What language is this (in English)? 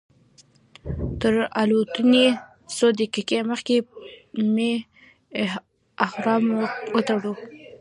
Pashto